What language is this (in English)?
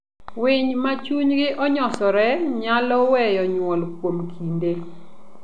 Luo (Kenya and Tanzania)